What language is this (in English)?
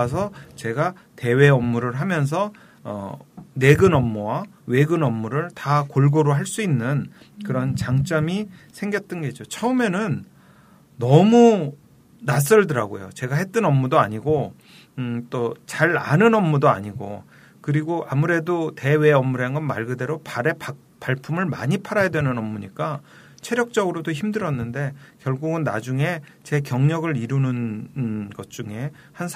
Korean